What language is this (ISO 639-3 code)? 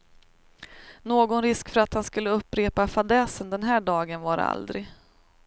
swe